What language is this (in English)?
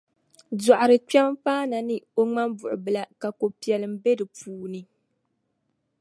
Dagbani